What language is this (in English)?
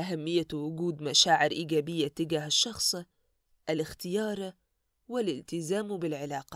Arabic